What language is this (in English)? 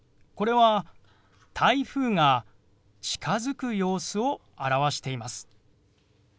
Japanese